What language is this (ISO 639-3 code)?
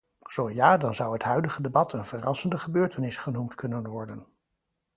nld